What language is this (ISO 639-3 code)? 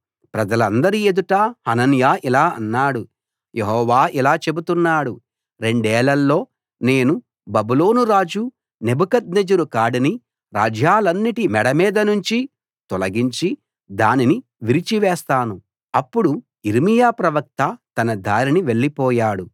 tel